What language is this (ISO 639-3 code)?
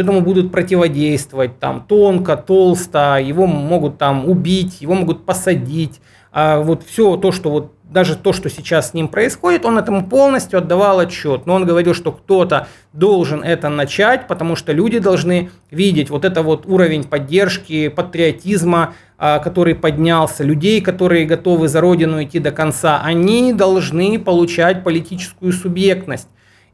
rus